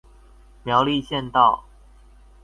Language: Chinese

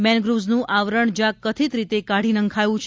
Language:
Gujarati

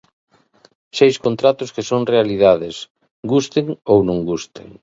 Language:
Galician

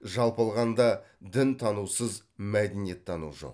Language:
Kazakh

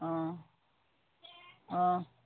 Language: Assamese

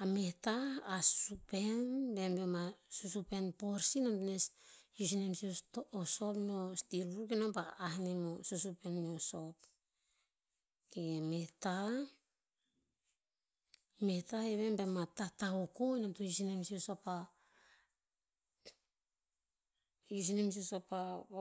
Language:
Tinputz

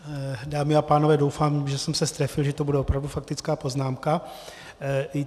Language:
Czech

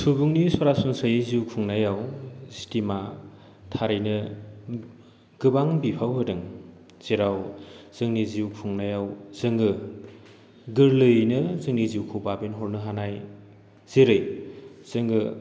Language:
Bodo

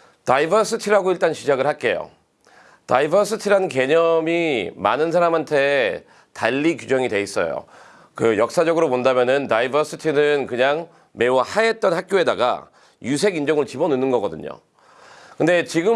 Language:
Korean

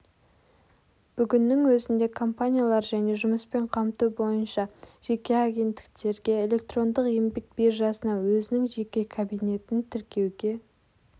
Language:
Kazakh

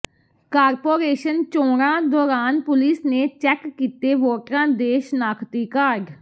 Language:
Punjabi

